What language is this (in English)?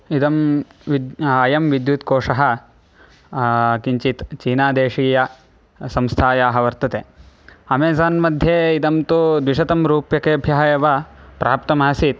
Sanskrit